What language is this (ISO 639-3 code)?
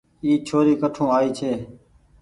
gig